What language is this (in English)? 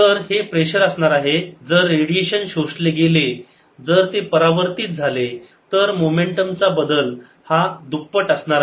Marathi